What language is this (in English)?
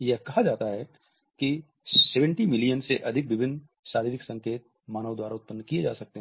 Hindi